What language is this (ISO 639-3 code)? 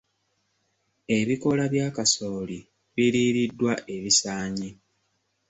lug